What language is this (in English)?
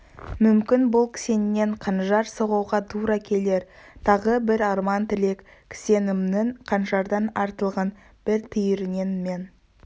Kazakh